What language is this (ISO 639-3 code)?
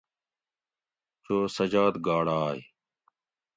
gwc